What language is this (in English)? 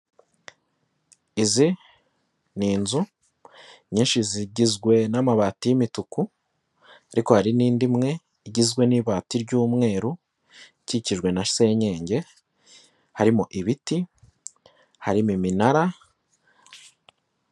Kinyarwanda